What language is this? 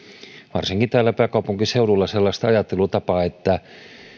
Finnish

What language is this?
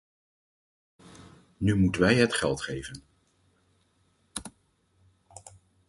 Dutch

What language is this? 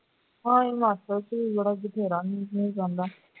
Punjabi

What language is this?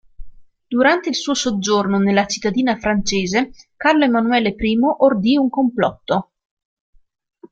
Italian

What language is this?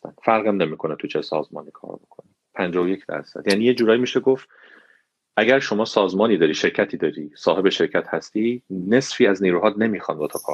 Persian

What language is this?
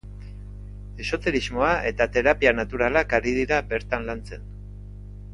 Basque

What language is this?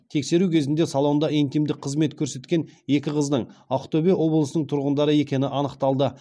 Kazakh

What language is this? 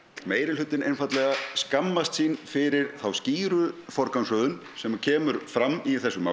Icelandic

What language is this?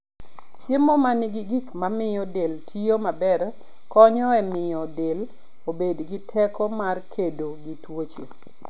Luo (Kenya and Tanzania)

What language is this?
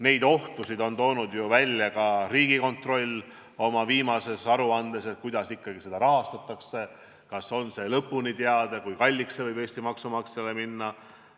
Estonian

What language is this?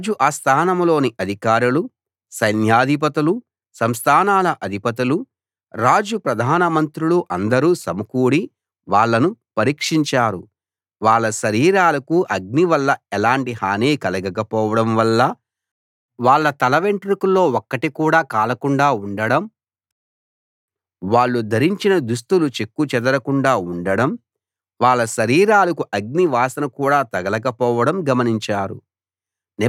Telugu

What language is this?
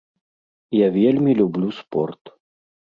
Belarusian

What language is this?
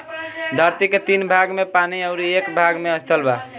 Bhojpuri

